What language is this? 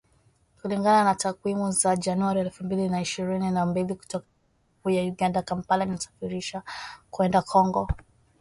Swahili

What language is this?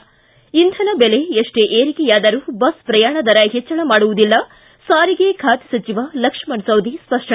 Kannada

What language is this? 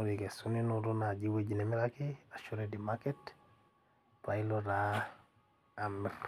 Masai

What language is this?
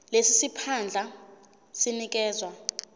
Zulu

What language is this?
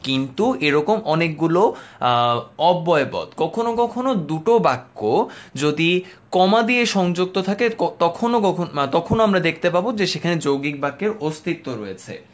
Bangla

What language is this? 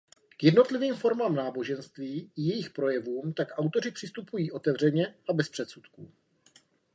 Czech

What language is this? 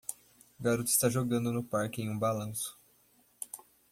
Portuguese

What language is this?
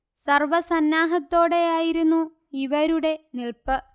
Malayalam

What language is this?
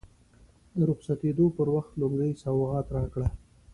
Pashto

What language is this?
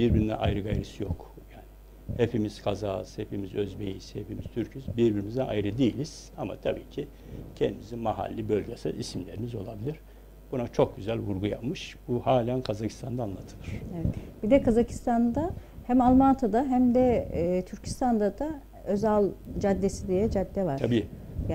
Turkish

